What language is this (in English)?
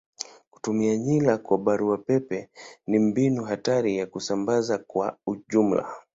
Swahili